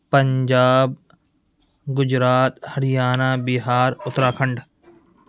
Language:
Urdu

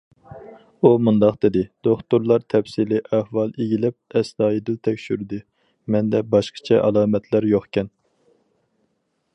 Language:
Uyghur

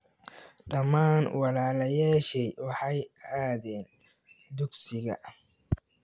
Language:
Somali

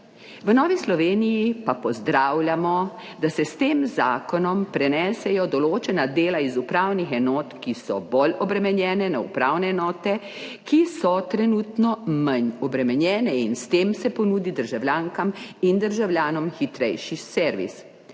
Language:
Slovenian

